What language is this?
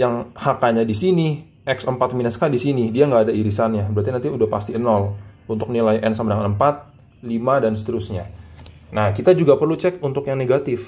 Indonesian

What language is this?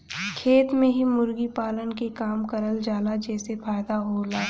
Bhojpuri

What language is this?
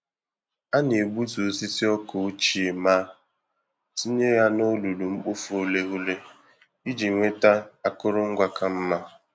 Igbo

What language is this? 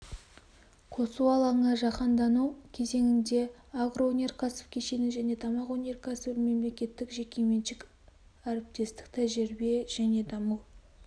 Kazakh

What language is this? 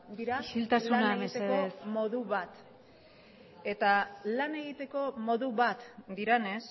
Basque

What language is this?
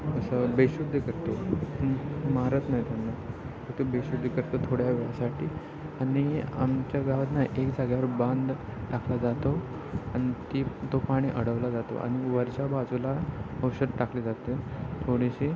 Marathi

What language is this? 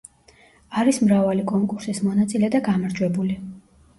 Georgian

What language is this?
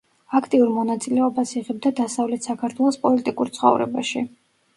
Georgian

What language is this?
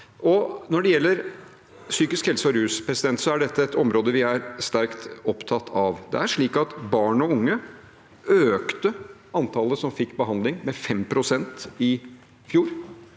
Norwegian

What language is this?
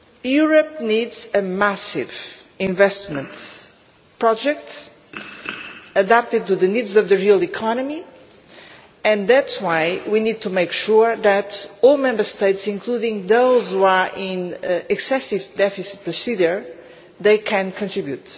English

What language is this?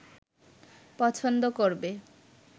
Bangla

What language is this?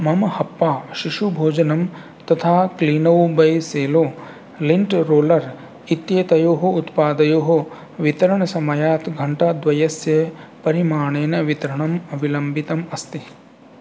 Sanskrit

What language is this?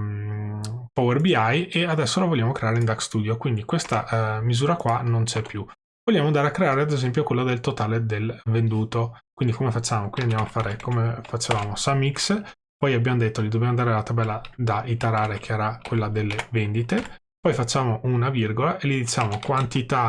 Italian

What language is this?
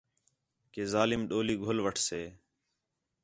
Khetrani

